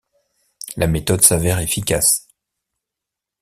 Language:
French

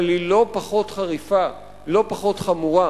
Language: Hebrew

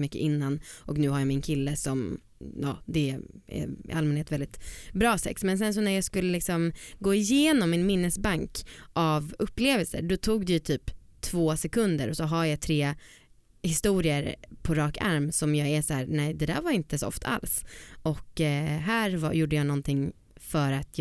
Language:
Swedish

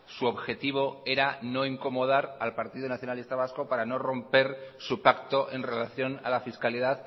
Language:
Spanish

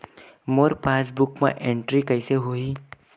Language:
Chhattisgarhi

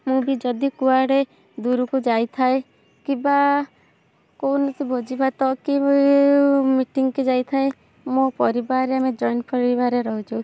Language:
Odia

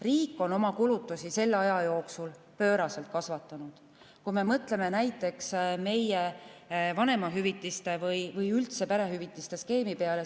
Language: Estonian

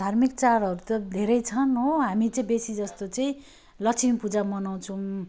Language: Nepali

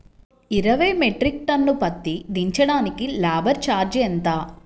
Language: Telugu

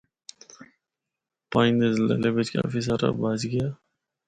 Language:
Northern Hindko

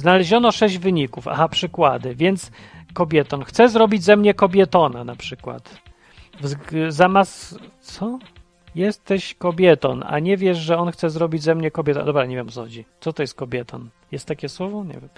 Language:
Polish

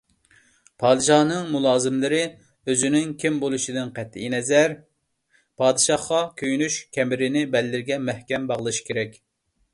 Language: Uyghur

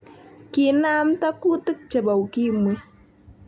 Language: Kalenjin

